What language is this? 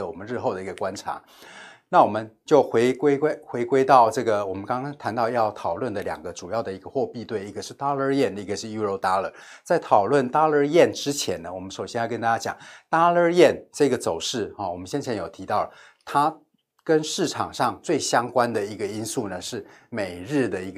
Chinese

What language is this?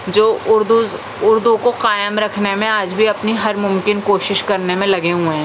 Urdu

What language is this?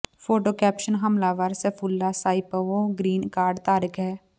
Punjabi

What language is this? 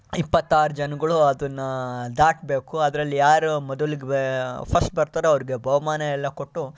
Kannada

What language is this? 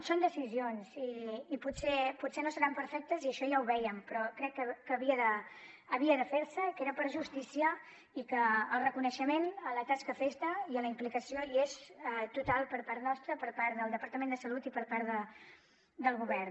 Catalan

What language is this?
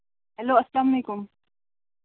Kashmiri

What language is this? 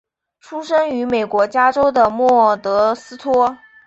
Chinese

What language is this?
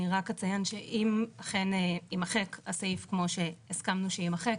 Hebrew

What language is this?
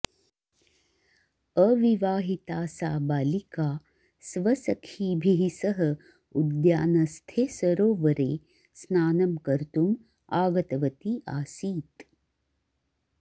Sanskrit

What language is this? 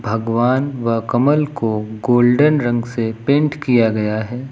Hindi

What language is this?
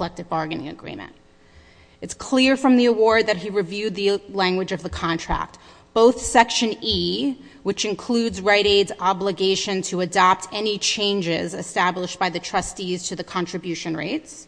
English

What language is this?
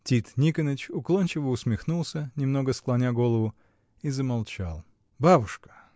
Russian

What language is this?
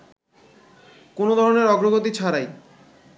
Bangla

